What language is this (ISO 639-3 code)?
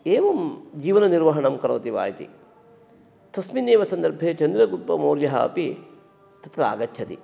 san